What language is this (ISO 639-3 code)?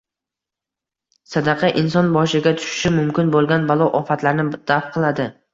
uzb